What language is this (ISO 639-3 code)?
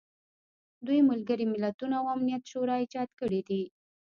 pus